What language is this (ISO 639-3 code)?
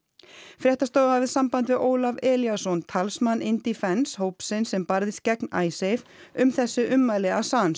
isl